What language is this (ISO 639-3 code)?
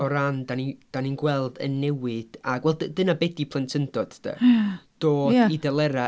cym